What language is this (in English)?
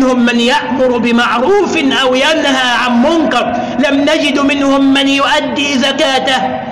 Arabic